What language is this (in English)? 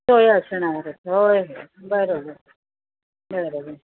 Marathi